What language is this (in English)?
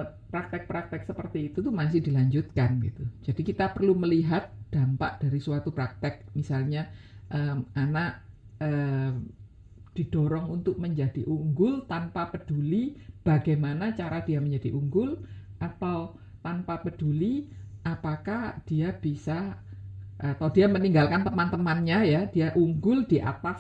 Indonesian